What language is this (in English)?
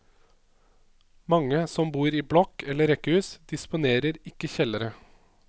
Norwegian